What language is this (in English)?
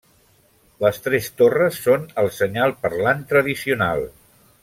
Catalan